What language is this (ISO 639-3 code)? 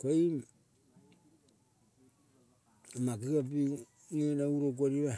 kol